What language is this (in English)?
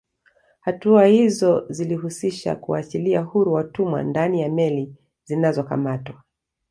Swahili